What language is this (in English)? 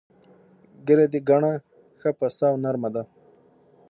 Pashto